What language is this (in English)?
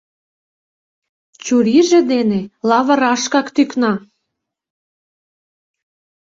Mari